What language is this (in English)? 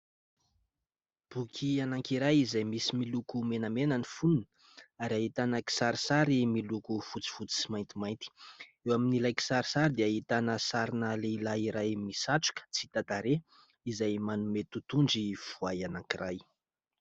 Malagasy